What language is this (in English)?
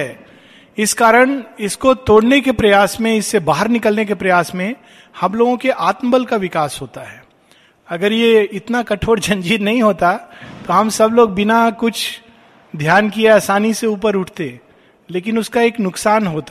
Hindi